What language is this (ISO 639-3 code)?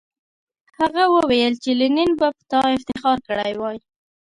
pus